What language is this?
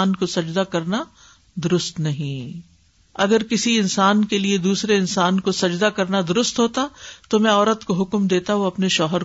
Urdu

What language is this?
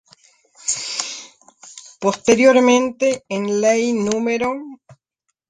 Spanish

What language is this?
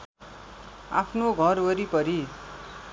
Nepali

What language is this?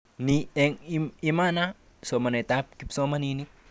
Kalenjin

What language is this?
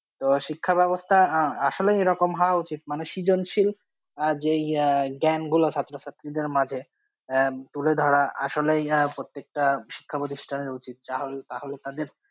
Bangla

